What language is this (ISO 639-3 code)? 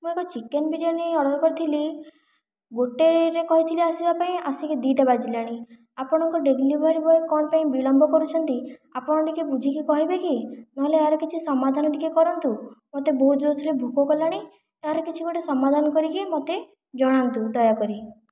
ori